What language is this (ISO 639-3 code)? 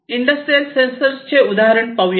mar